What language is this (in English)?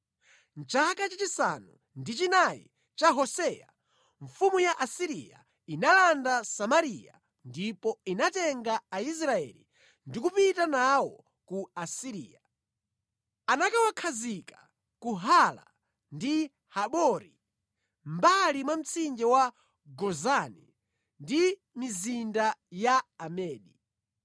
Nyanja